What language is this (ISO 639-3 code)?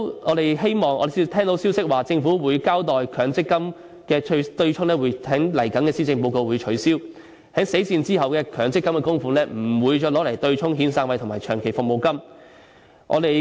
yue